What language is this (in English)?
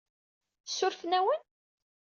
Kabyle